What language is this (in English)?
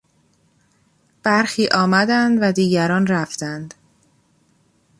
Persian